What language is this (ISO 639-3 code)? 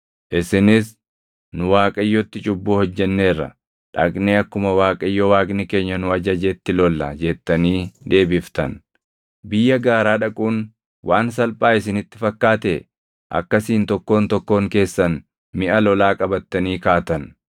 orm